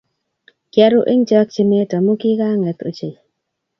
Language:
Kalenjin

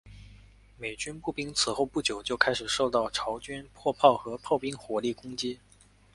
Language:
Chinese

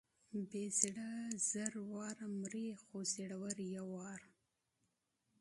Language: Pashto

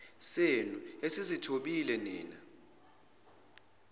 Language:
Zulu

